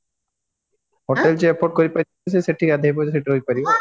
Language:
Odia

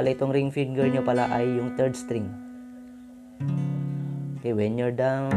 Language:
Filipino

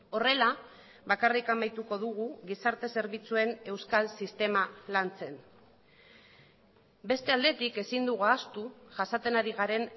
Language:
Basque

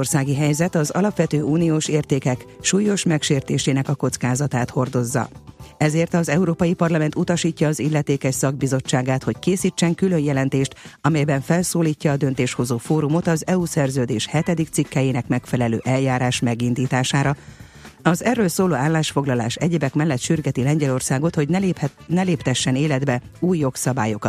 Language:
Hungarian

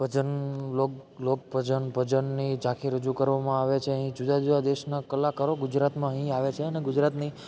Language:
Gujarati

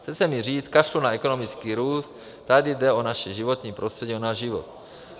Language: Czech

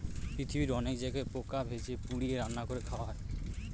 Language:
Bangla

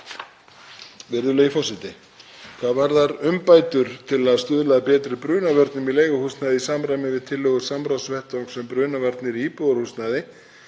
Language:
Icelandic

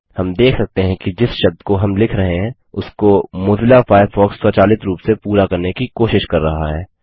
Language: Hindi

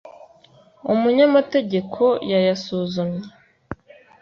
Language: Kinyarwanda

